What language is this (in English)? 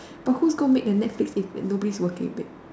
English